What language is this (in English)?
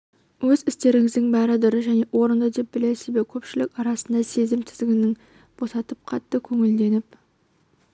Kazakh